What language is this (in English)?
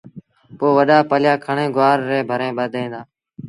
Sindhi Bhil